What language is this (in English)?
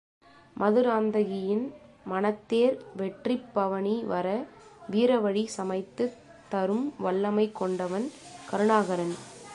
Tamil